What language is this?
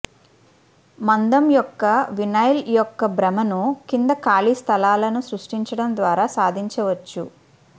Telugu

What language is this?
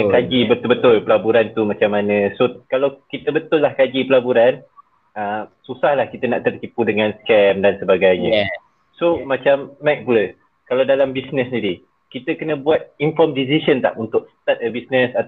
Malay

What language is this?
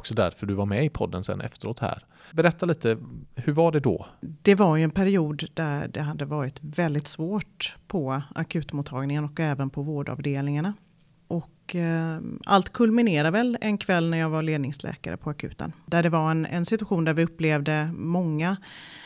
Swedish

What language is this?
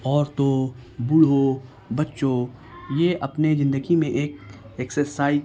Urdu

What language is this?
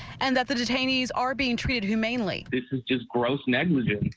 English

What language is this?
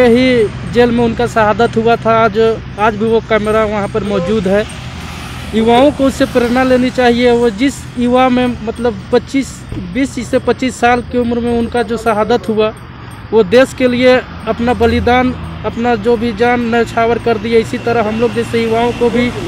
Hindi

